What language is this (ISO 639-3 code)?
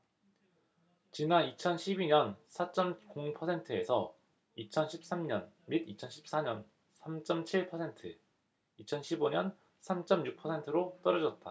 kor